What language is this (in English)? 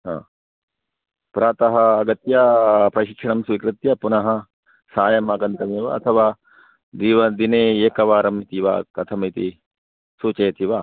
Sanskrit